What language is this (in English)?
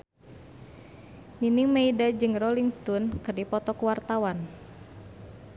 Sundanese